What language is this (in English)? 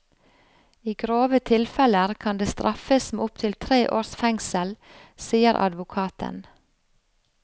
Norwegian